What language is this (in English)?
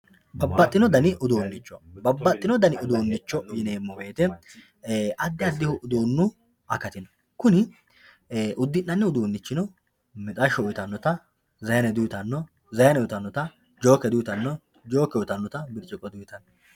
Sidamo